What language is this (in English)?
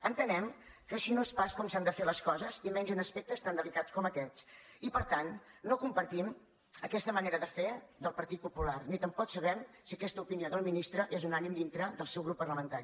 Catalan